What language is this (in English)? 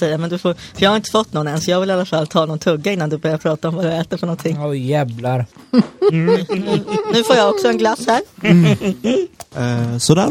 Swedish